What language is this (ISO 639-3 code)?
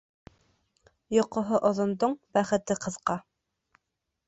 bak